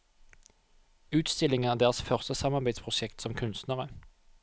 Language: Norwegian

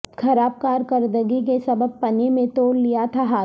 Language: Urdu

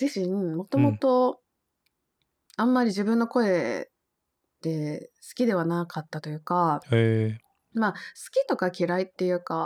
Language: Japanese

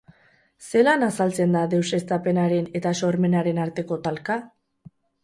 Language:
Basque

